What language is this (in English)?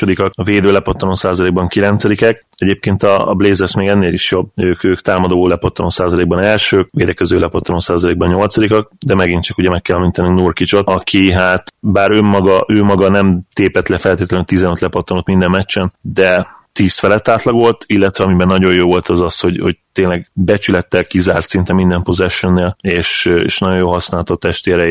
Hungarian